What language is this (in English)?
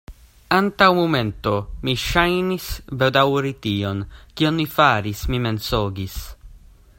Esperanto